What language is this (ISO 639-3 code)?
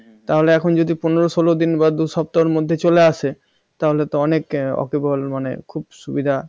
ben